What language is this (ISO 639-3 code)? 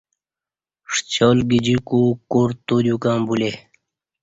bsh